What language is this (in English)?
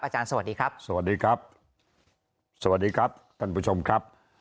Thai